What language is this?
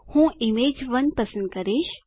Gujarati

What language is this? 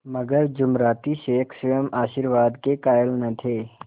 Hindi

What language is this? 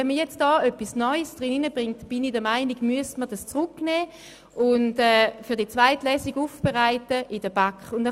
Swiss German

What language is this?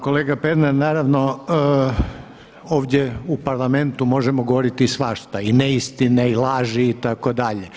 Croatian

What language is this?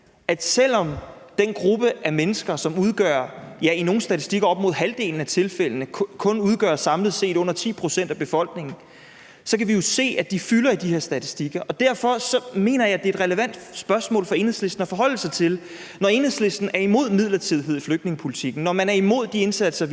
Danish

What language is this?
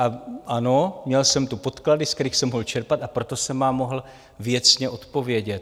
Czech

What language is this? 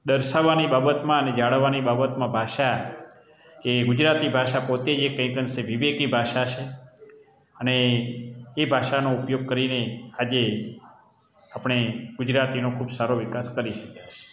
Gujarati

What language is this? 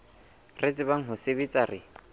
Southern Sotho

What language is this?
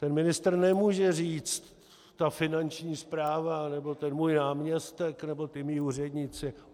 Czech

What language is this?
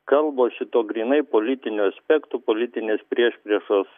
Lithuanian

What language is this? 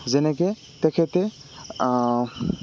Assamese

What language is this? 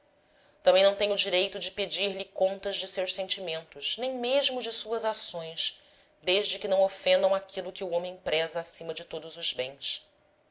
Portuguese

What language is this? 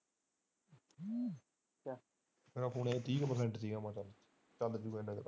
Punjabi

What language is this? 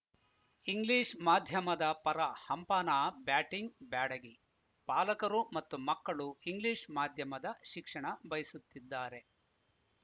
Kannada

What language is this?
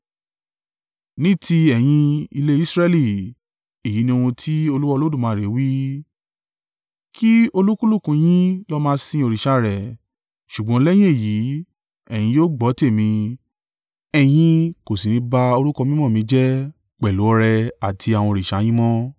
Yoruba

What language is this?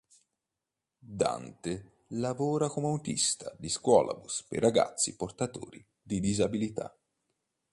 Italian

